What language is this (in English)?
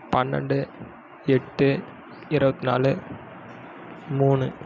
Tamil